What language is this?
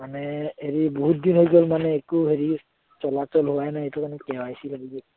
Assamese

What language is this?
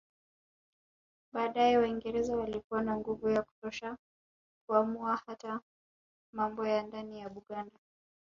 Swahili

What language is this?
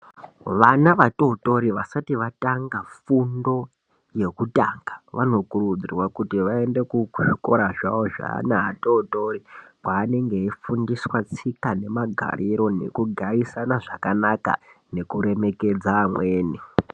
Ndau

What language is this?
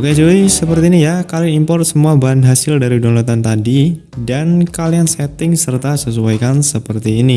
Indonesian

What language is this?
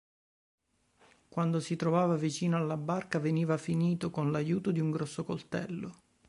Italian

